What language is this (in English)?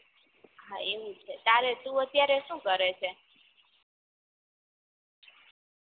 Gujarati